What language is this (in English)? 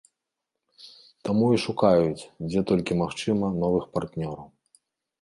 Belarusian